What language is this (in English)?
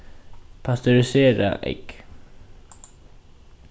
Faroese